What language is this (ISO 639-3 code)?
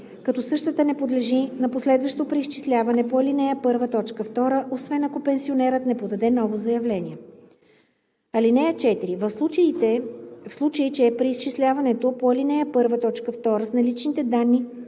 bul